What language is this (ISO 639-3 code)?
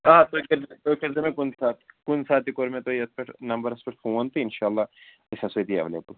kas